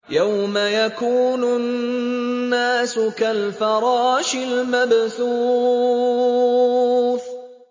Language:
Arabic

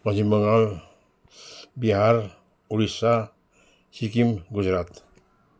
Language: Nepali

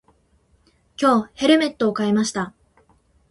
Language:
Japanese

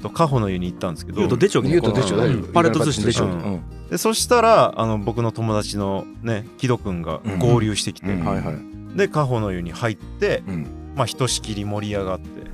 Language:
Japanese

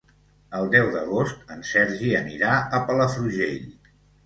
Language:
Catalan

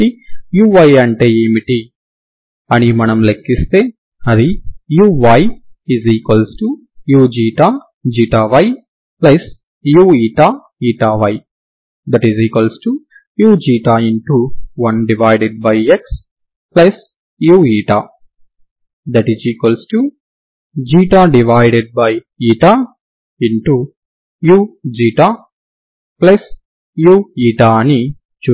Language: Telugu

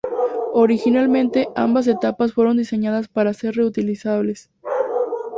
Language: Spanish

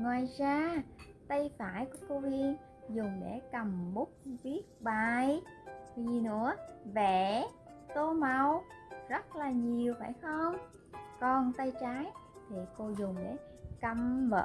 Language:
Vietnamese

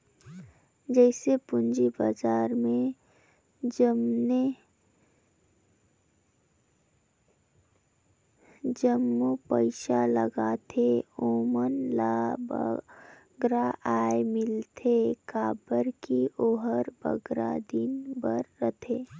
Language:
Chhattisgarhi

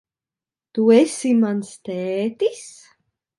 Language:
Latvian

